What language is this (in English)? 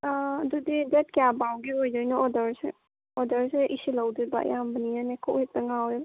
Manipuri